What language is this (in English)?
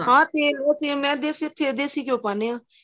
Punjabi